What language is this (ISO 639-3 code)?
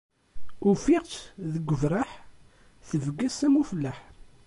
kab